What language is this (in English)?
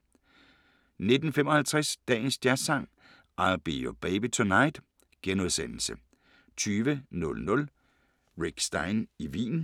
Danish